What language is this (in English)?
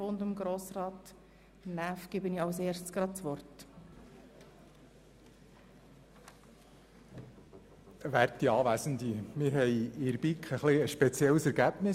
Swiss German